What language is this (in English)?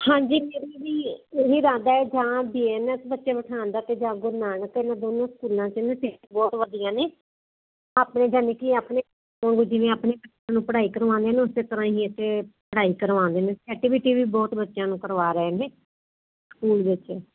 Punjabi